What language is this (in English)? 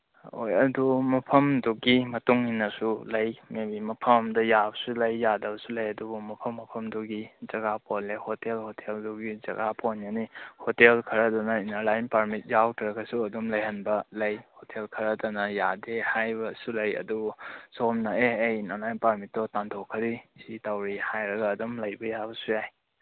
Manipuri